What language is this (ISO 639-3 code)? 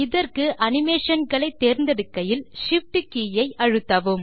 tam